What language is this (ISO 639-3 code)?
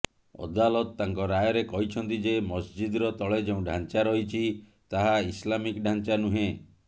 ori